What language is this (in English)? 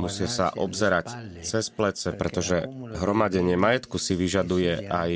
Slovak